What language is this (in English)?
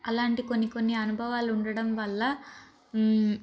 Telugu